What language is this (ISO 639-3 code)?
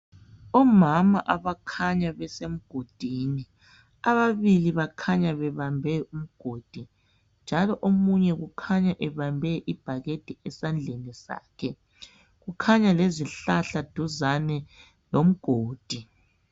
nde